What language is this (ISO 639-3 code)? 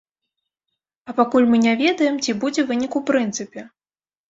bel